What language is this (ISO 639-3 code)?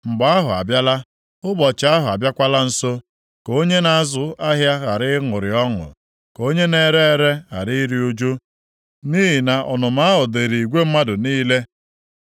ibo